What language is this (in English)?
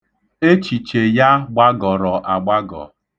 Igbo